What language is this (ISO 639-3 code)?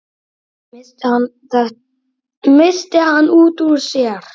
isl